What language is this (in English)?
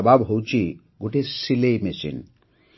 Odia